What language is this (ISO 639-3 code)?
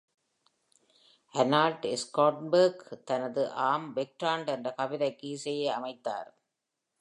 tam